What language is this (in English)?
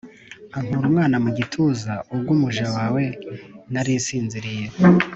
Kinyarwanda